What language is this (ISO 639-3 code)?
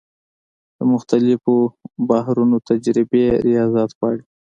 pus